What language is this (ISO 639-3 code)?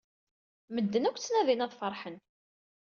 kab